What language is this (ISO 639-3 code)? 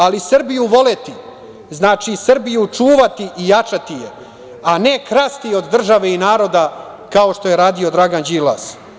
srp